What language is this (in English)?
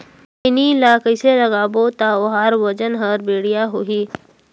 Chhattisgarhi